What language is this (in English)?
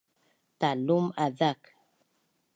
Bunun